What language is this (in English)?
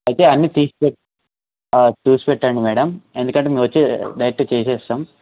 Telugu